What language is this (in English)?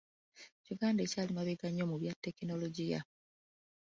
Ganda